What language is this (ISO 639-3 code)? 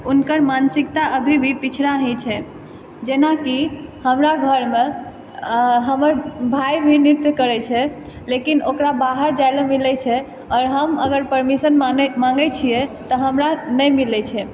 mai